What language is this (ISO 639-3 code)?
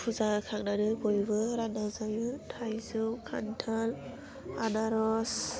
brx